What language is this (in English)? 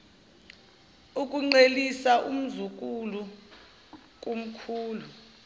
Zulu